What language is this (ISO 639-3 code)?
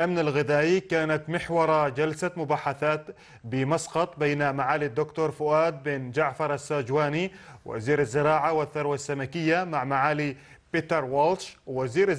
ara